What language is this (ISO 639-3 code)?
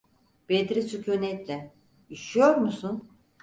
tur